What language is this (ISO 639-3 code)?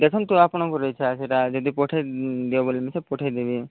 ori